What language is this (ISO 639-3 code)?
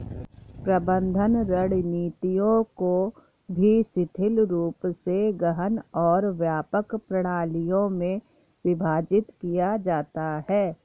hin